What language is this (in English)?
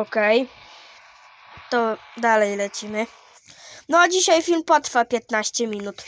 Polish